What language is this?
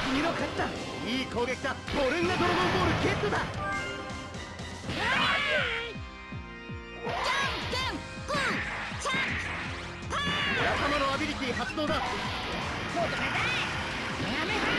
Japanese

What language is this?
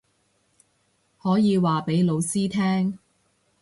Cantonese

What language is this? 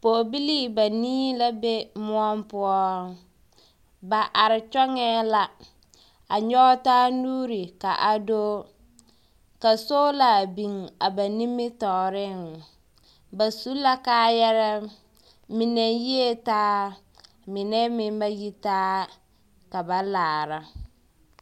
Southern Dagaare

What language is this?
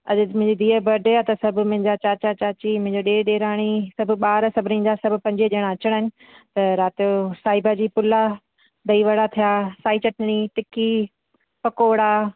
Sindhi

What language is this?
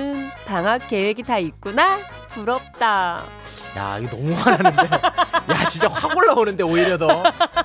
Korean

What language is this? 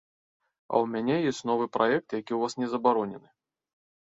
Belarusian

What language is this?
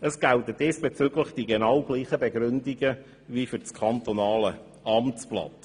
Swiss German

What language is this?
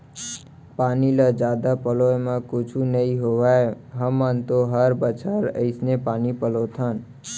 Chhattisgarhi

